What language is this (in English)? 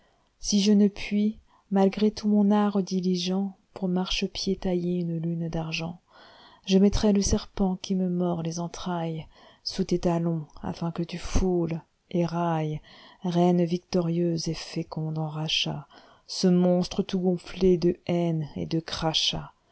French